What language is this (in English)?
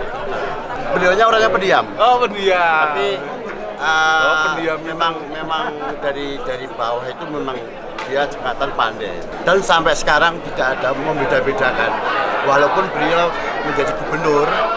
Indonesian